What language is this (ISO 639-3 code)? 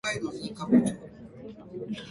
jpn